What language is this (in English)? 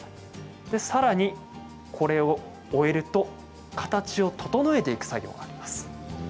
Japanese